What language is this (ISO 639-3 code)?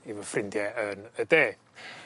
cym